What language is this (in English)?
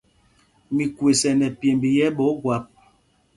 Mpumpong